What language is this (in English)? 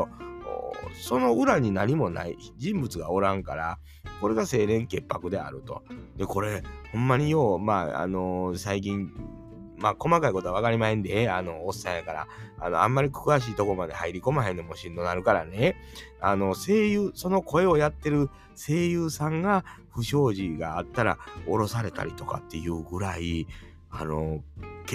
Japanese